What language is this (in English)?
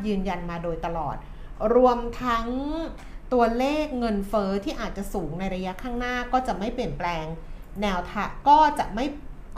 Thai